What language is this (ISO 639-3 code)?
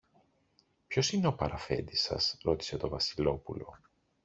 ell